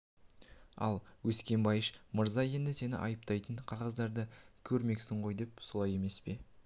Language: Kazakh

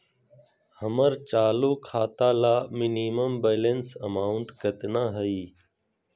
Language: Magahi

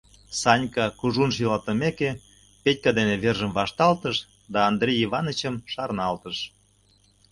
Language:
Mari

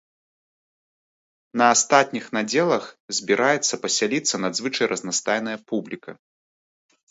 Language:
Belarusian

